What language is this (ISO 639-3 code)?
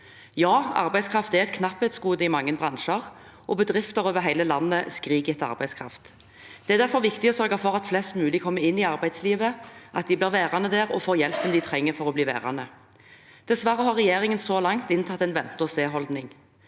nor